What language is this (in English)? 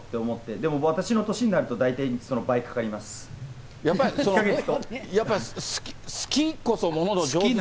Japanese